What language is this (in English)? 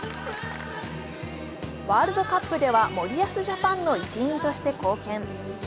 Japanese